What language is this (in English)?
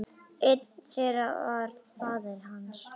Icelandic